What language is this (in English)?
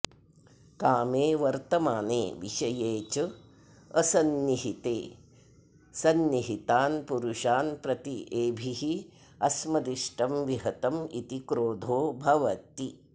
Sanskrit